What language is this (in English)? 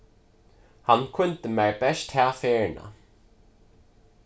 Faroese